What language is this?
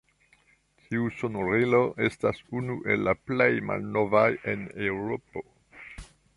Esperanto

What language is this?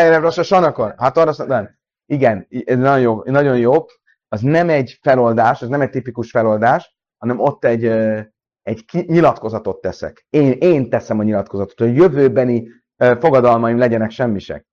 Hungarian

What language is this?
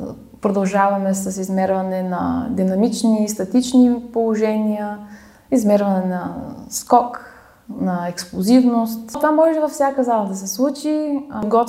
Bulgarian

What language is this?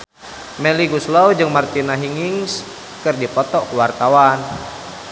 Sundanese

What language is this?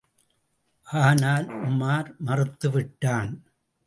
Tamil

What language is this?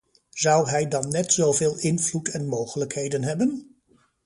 Dutch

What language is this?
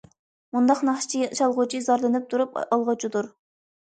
Uyghur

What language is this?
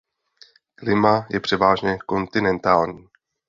Czech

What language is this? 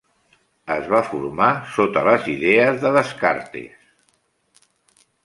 Catalan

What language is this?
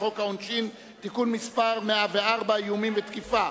Hebrew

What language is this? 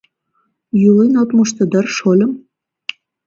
Mari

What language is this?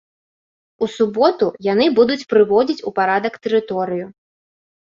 Belarusian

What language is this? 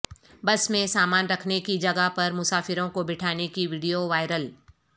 Urdu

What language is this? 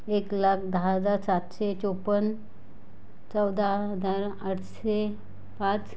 Marathi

